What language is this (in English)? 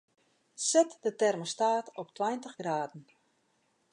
Western Frisian